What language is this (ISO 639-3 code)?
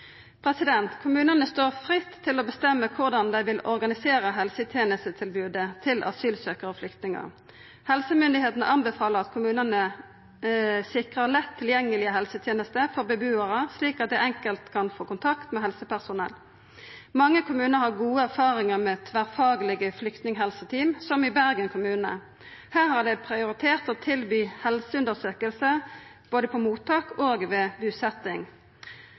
nno